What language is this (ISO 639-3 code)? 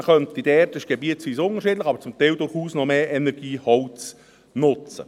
gsw